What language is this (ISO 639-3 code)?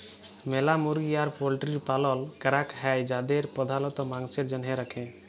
ben